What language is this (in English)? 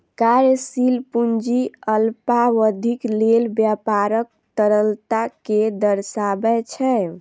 Maithili